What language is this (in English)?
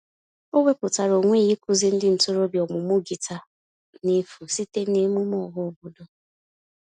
Igbo